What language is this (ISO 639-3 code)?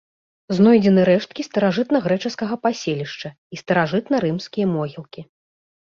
bel